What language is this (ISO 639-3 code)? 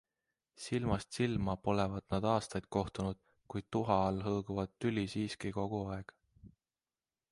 est